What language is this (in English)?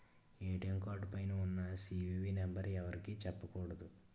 Telugu